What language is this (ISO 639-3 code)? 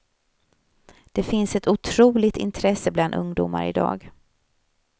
swe